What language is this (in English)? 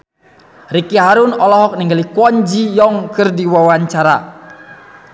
Sundanese